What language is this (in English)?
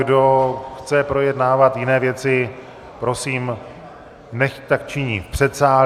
Czech